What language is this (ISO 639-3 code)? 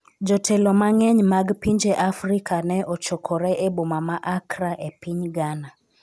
luo